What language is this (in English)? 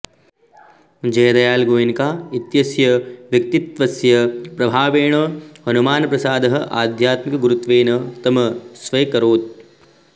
Sanskrit